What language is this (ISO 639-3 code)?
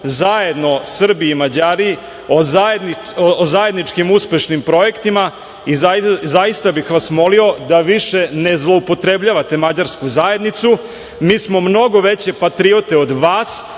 srp